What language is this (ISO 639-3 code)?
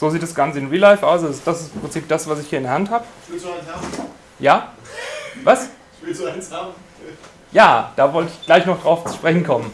deu